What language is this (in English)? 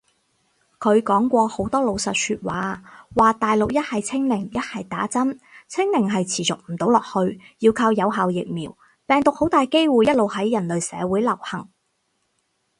Cantonese